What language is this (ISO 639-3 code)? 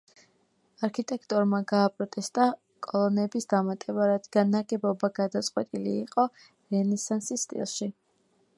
kat